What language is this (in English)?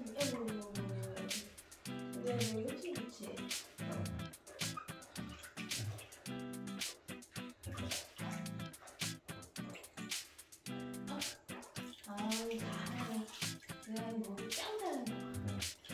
Korean